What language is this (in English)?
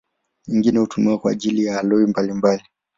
Swahili